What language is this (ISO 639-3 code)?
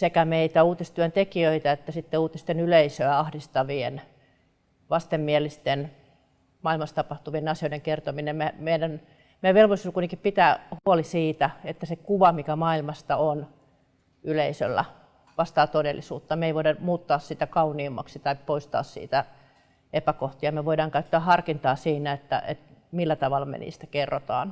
fin